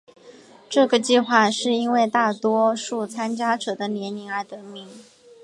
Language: Chinese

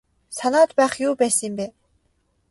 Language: Mongolian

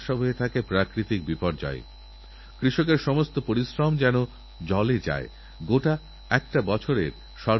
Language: Bangla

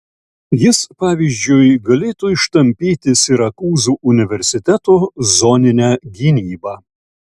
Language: Lithuanian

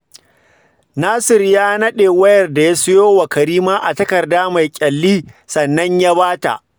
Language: Hausa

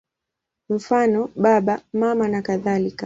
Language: Swahili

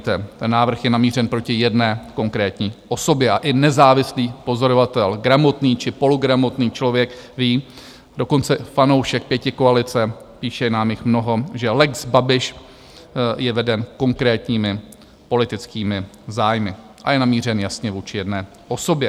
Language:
Czech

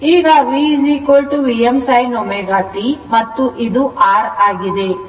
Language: Kannada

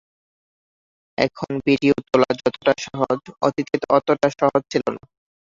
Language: Bangla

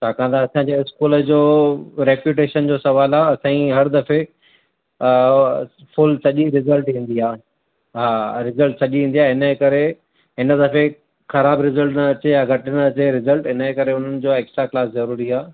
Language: Sindhi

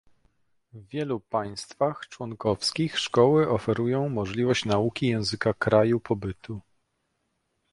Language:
Polish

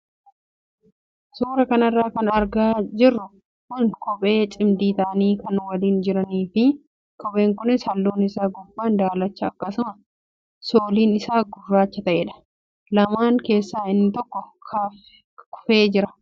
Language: Oromo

